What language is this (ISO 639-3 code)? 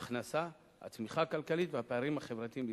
heb